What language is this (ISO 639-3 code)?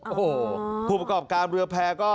tha